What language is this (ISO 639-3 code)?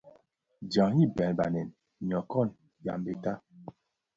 ksf